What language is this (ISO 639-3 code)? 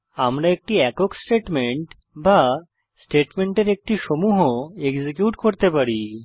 ben